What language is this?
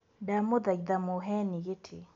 Kikuyu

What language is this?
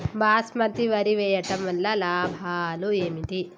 Telugu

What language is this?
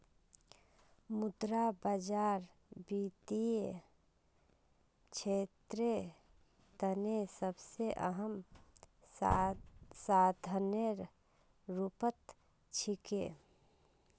Magahi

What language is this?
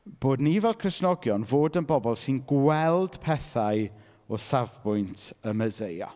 Welsh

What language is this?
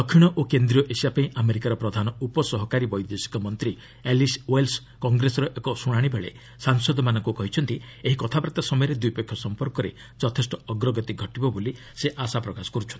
Odia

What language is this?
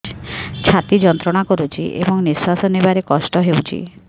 Odia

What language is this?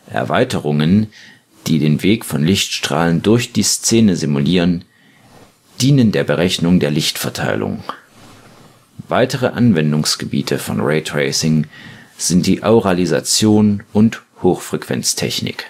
German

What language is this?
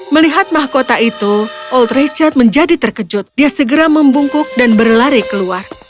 Indonesian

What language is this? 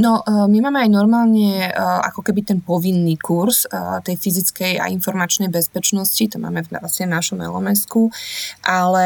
Slovak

